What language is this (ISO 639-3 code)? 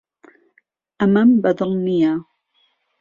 ckb